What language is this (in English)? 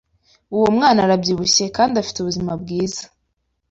Kinyarwanda